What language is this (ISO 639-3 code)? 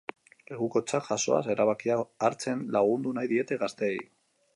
eus